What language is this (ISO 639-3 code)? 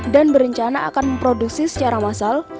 ind